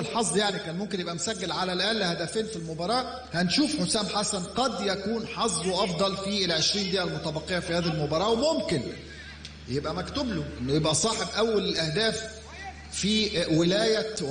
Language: Arabic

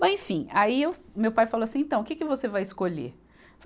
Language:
Portuguese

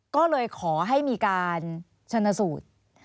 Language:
Thai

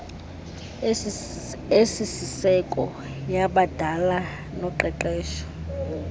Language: Xhosa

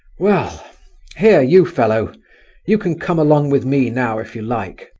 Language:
English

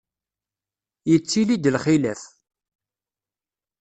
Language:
Kabyle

